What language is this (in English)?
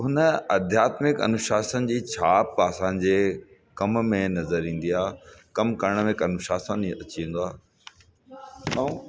Sindhi